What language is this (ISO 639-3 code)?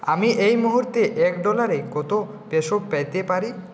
ben